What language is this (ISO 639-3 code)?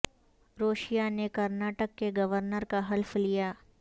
urd